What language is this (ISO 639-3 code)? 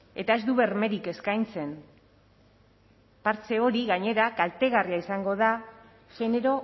eus